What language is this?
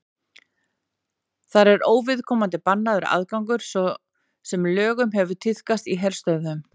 Icelandic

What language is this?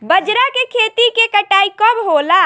Bhojpuri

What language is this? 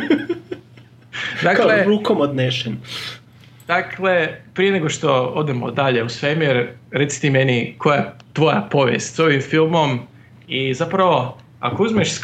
Croatian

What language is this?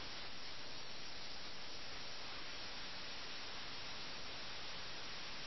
Malayalam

